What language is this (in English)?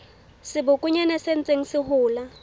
Southern Sotho